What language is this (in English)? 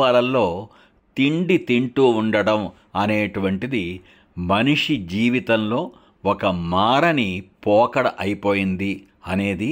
Telugu